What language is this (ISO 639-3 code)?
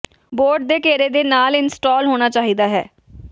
pan